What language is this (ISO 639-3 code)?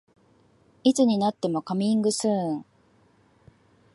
jpn